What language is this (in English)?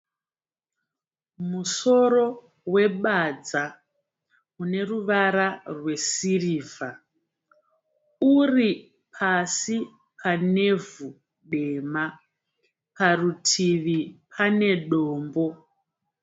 Shona